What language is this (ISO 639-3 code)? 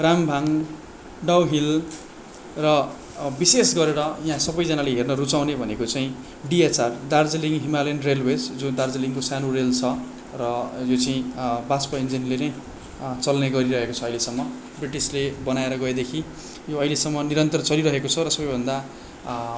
nep